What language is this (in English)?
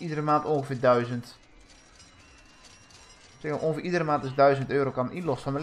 Dutch